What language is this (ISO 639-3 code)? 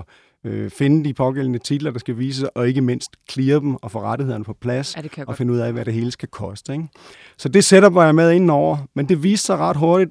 dan